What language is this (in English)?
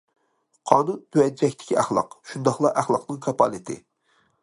Uyghur